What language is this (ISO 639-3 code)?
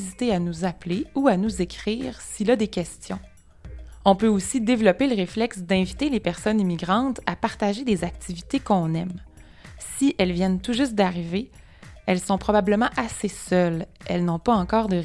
fra